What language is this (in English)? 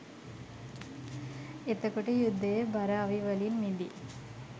Sinhala